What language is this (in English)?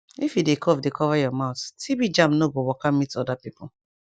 Nigerian Pidgin